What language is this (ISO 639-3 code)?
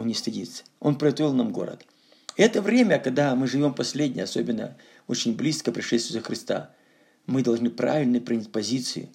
rus